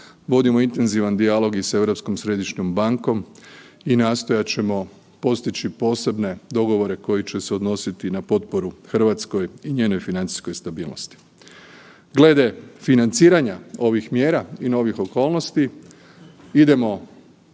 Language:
Croatian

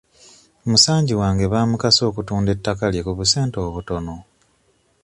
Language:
Ganda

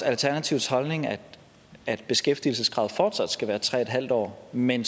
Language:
Danish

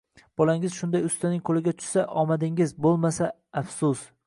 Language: Uzbek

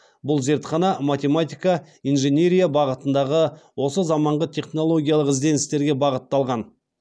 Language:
Kazakh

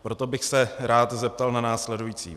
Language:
Czech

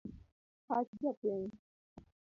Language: Luo (Kenya and Tanzania)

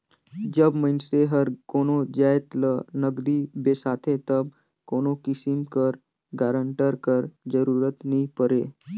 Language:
Chhattisgarhi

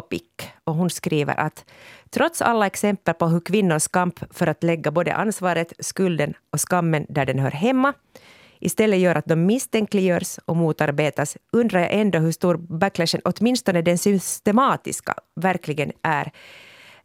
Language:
Swedish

